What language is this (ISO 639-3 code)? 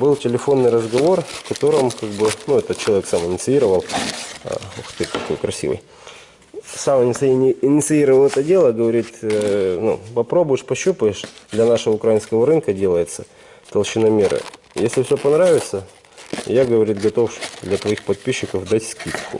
rus